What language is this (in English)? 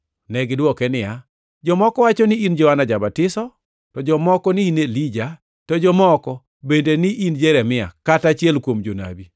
Luo (Kenya and Tanzania)